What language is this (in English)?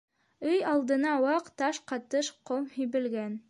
Bashkir